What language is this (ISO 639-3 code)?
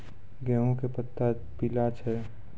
mai